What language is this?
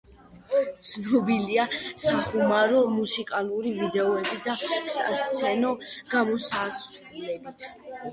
Georgian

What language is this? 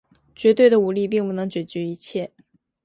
Chinese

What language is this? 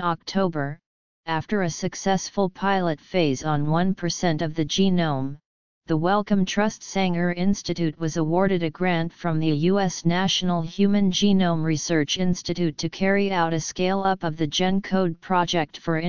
English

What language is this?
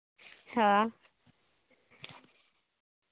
Santali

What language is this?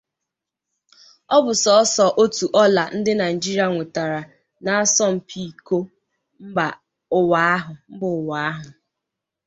Igbo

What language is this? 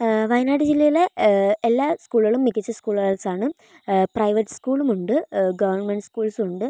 Malayalam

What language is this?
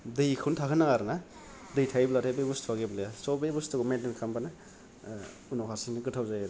Bodo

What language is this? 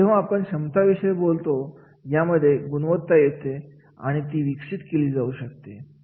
Marathi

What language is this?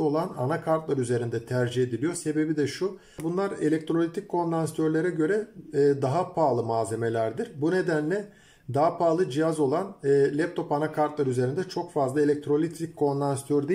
Turkish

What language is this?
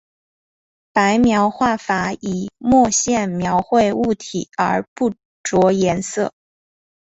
Chinese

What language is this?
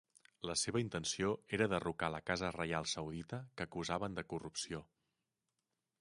Catalan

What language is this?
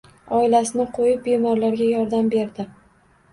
Uzbek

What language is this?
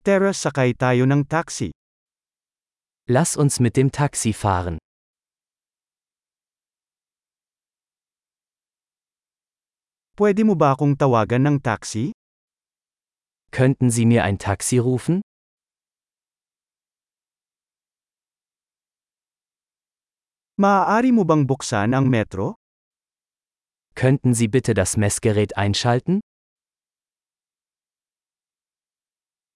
Filipino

